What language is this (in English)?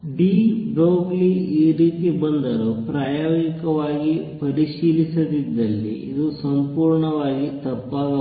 Kannada